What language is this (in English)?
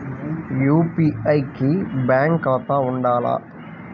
Telugu